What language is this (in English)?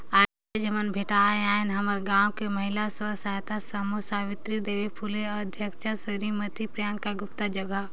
Chhattisgarhi